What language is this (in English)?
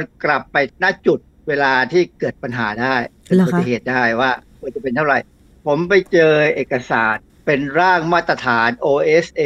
Thai